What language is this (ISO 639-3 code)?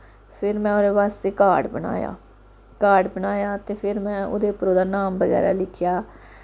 doi